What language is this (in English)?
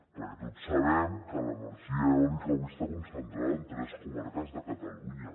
Catalan